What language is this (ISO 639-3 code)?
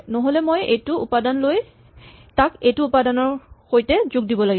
asm